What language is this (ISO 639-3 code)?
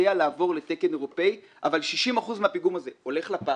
heb